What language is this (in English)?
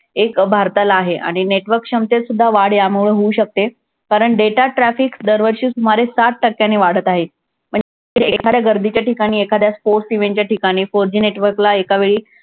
Marathi